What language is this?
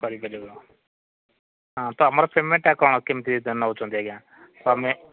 Odia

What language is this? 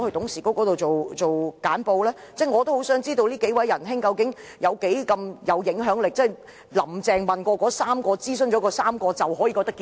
Cantonese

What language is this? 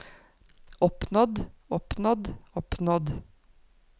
Norwegian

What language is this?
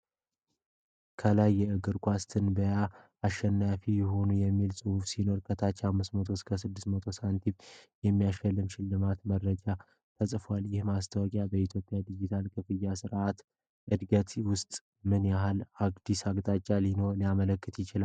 Amharic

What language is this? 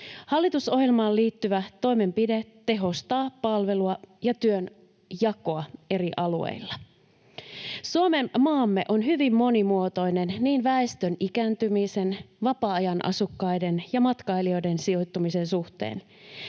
Finnish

